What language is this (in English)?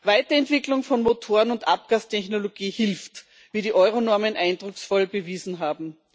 German